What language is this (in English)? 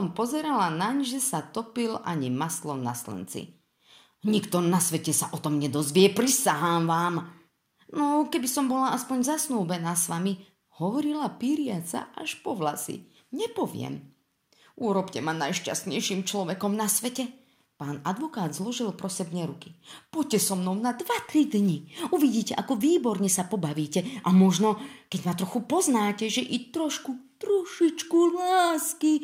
Slovak